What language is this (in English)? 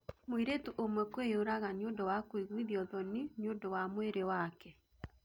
Kikuyu